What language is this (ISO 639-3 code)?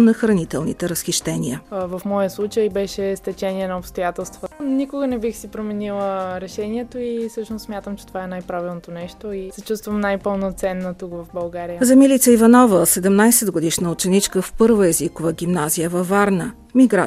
bul